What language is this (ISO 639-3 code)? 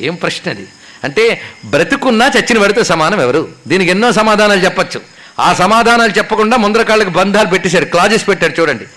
tel